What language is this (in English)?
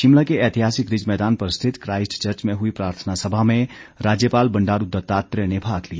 Hindi